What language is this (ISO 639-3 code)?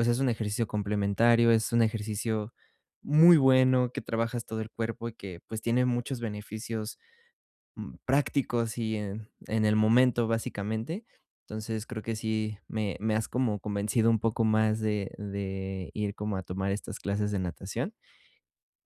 spa